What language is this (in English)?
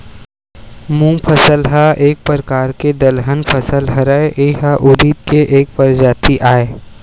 Chhattisgarhi